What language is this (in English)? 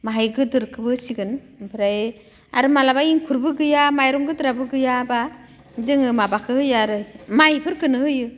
Bodo